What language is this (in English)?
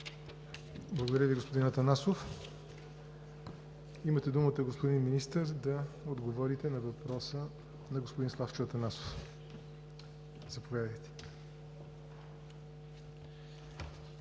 Bulgarian